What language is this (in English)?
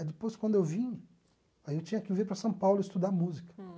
Portuguese